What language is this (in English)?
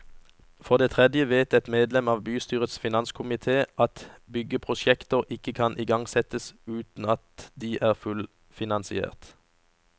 Norwegian